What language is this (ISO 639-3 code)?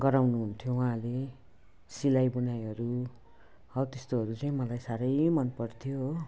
nep